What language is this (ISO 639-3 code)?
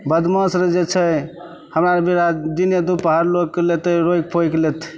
mai